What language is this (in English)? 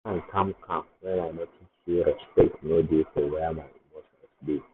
Nigerian Pidgin